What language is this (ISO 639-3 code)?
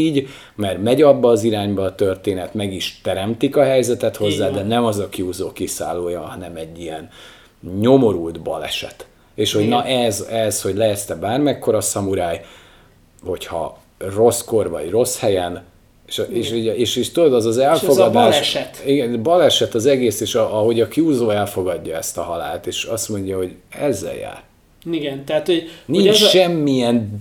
hun